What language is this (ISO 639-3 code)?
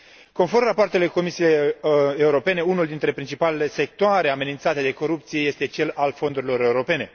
ron